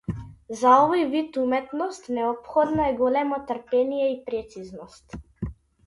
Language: Macedonian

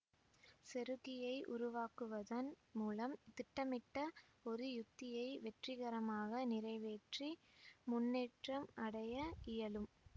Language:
Tamil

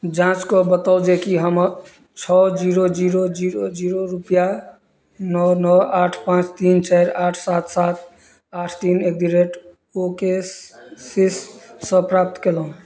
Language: Maithili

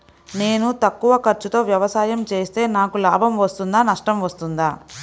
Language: Telugu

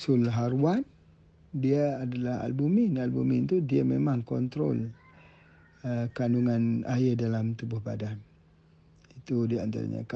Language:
Malay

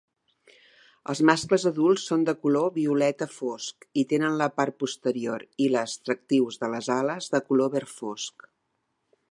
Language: Catalan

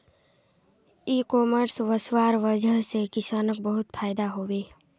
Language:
Magahi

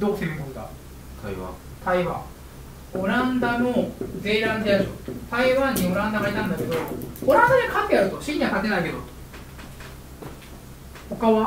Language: Japanese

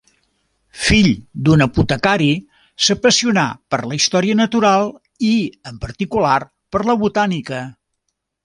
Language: Catalan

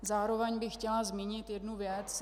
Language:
Czech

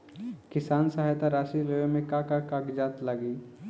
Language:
Bhojpuri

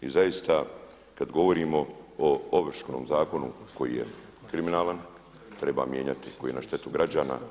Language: Croatian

